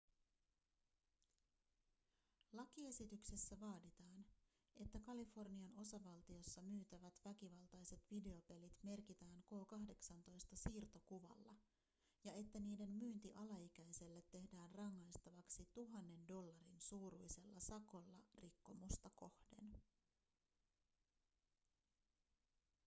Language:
Finnish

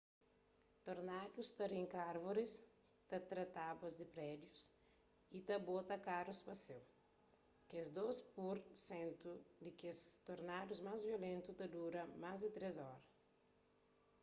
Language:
Kabuverdianu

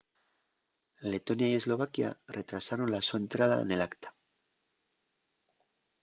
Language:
Asturian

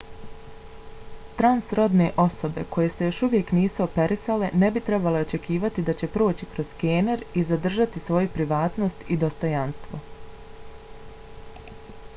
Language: Bosnian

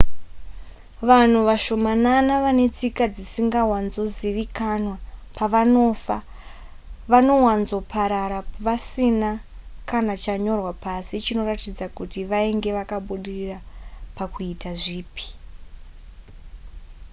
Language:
Shona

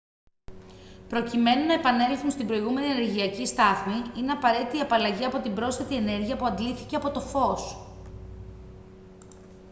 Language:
Greek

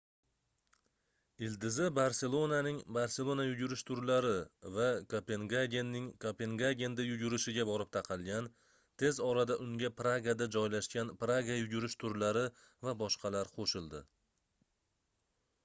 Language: Uzbek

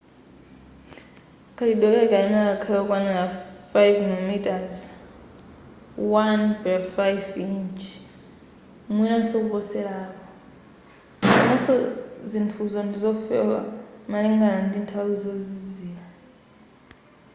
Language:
Nyanja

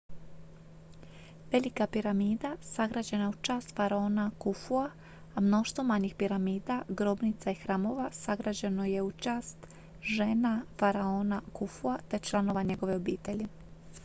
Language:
Croatian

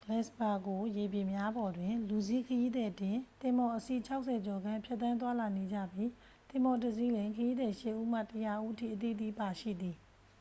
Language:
Burmese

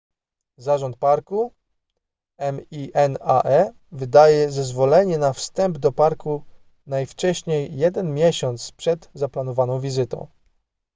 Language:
Polish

